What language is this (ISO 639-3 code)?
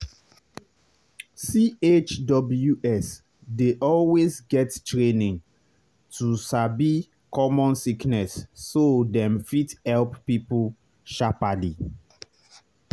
pcm